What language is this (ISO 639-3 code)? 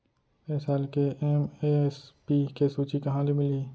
hne